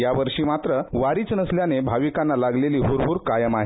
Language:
Marathi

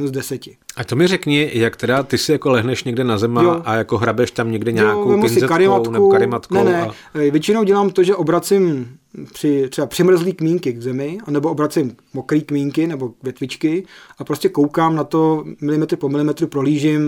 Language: Czech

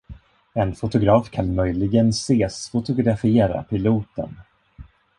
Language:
Swedish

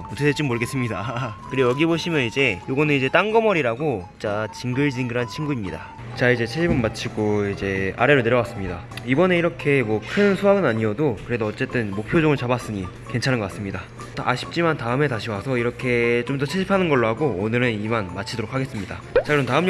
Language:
Korean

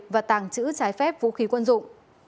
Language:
Vietnamese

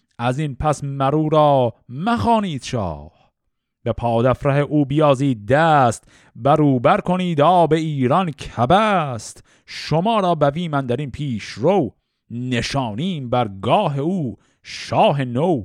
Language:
Persian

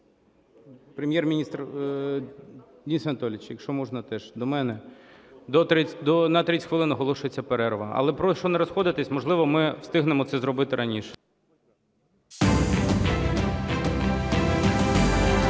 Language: Ukrainian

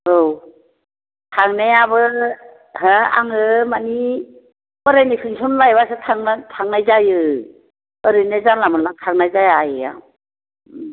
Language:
Bodo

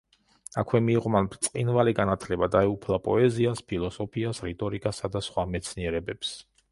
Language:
Georgian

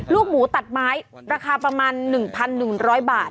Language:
Thai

